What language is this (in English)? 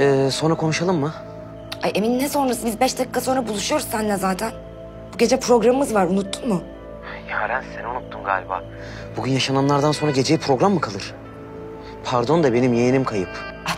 Turkish